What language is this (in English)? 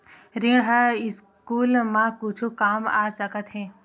Chhattisgarhi